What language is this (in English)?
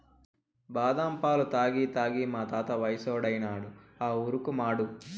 Telugu